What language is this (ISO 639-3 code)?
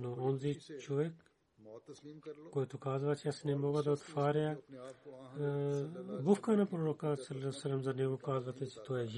bul